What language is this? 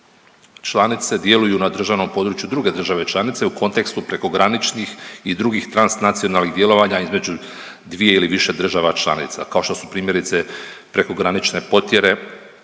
Croatian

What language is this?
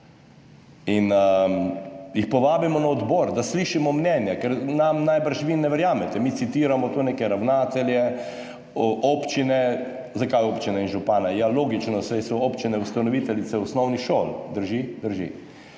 Slovenian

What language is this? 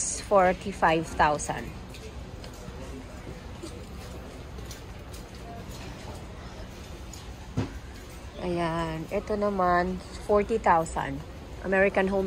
Filipino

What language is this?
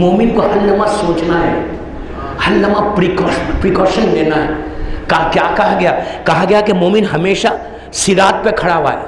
Hindi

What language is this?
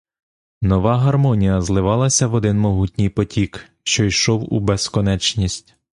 Ukrainian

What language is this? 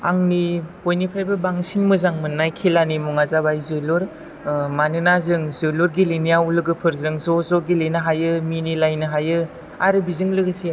Bodo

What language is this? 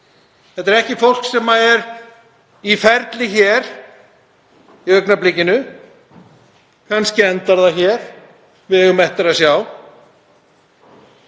Icelandic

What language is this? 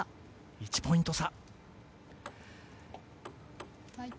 Japanese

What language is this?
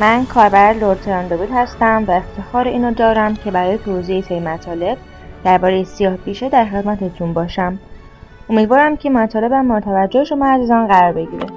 Persian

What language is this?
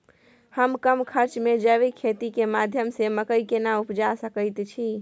Maithili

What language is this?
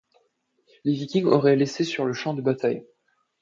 French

